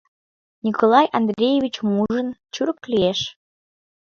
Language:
Mari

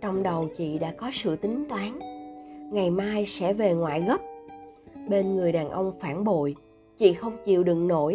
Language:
Vietnamese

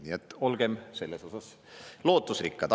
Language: Estonian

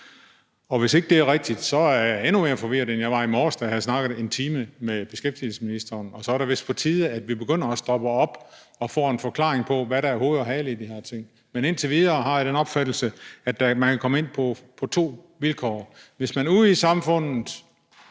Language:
Danish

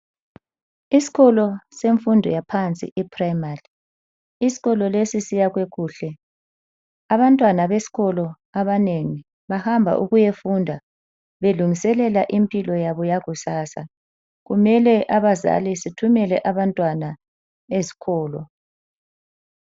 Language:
North Ndebele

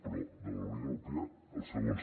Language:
Catalan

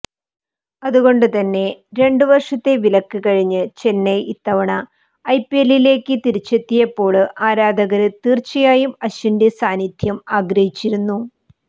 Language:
Malayalam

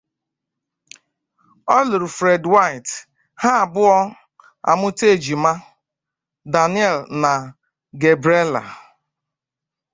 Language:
Igbo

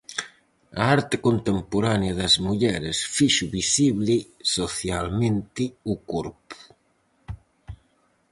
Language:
Galician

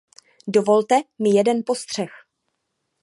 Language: Czech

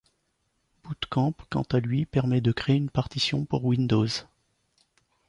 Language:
French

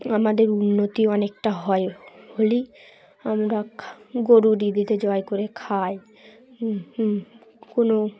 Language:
Bangla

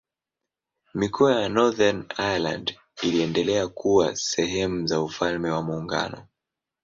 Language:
Swahili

